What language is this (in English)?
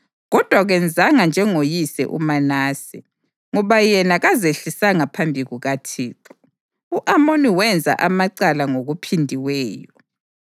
North Ndebele